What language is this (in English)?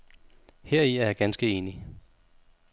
Danish